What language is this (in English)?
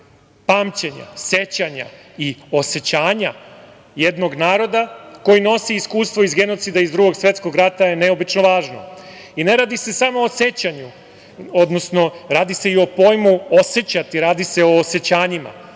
Serbian